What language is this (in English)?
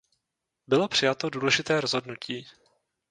Czech